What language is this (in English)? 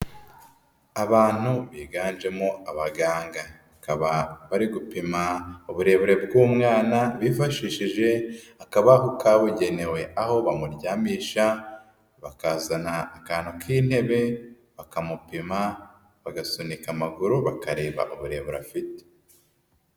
Kinyarwanda